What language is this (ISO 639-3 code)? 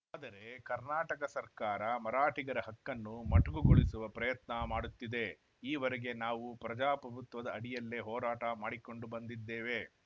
kan